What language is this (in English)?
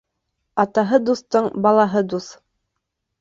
Bashkir